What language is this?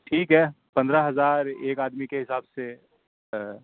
Urdu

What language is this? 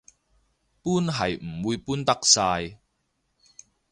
Cantonese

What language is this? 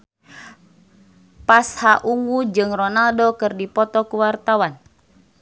Sundanese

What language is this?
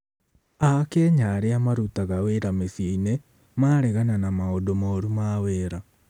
Kikuyu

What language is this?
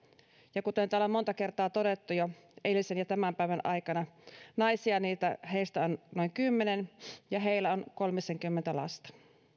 Finnish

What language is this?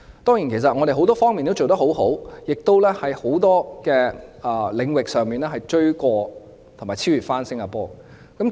Cantonese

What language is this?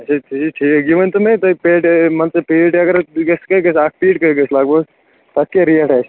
Kashmiri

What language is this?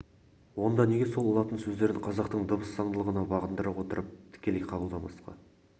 Kazakh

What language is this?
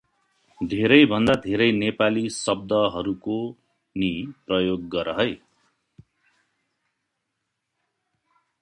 Nepali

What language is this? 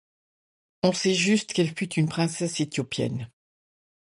French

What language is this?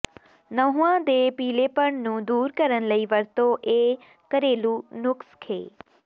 Punjabi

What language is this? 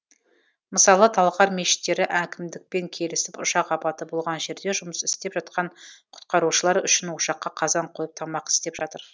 Kazakh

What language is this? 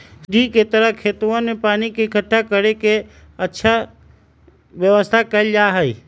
Magahi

